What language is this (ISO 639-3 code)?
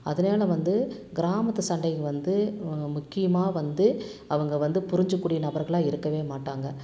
tam